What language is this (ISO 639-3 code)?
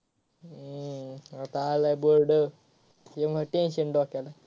mar